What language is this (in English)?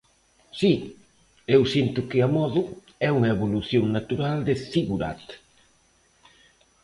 Galician